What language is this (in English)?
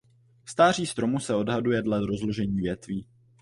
Czech